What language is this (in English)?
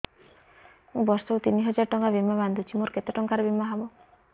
Odia